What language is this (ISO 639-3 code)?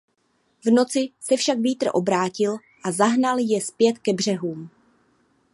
ces